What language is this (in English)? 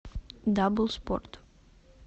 Russian